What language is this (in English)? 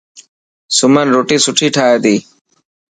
Dhatki